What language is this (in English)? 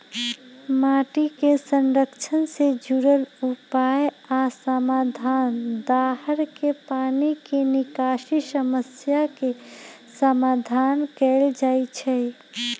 Magahi